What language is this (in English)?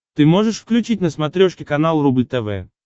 Russian